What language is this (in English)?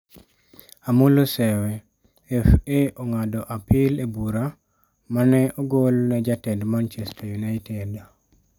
Luo (Kenya and Tanzania)